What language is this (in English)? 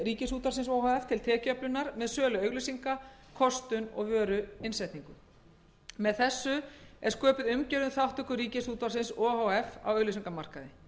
Icelandic